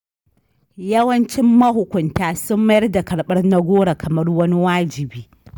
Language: Hausa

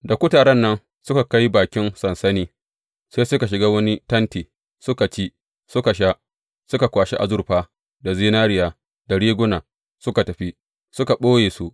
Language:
Hausa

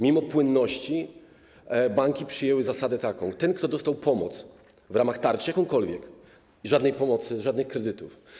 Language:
Polish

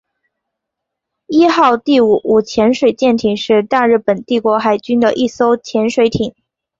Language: Chinese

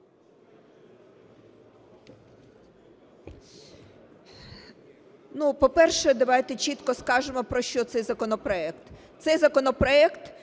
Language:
Ukrainian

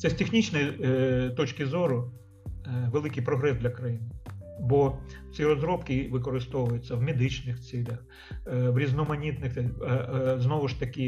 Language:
Ukrainian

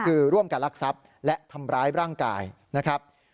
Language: Thai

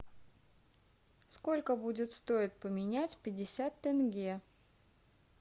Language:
Russian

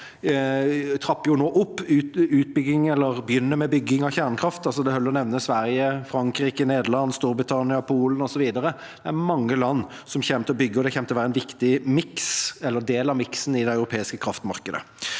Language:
Norwegian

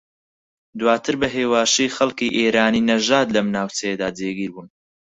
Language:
Central Kurdish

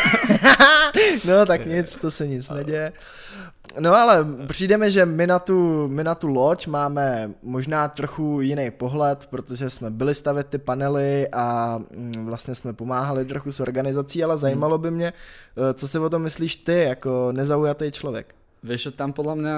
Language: Czech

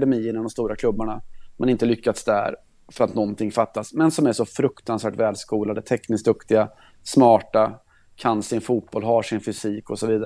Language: Swedish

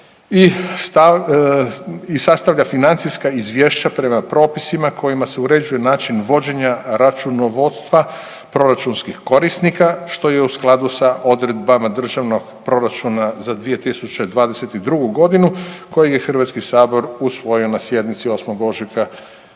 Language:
Croatian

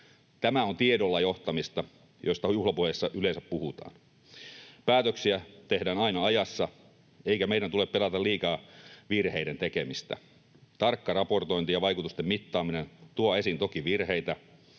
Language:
Finnish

